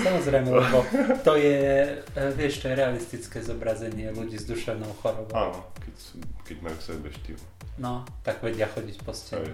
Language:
Slovak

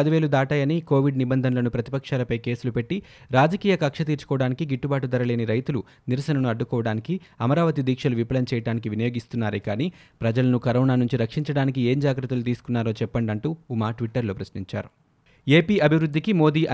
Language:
Telugu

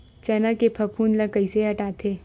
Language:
Chhattisgarhi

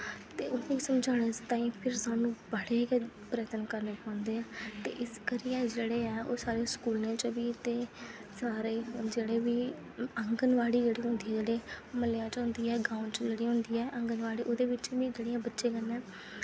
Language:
Dogri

